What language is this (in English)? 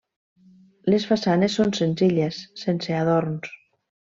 Catalan